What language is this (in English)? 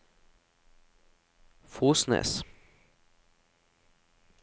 Norwegian